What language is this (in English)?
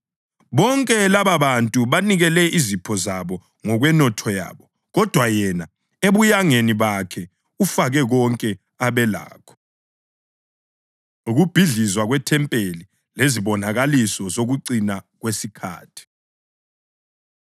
North Ndebele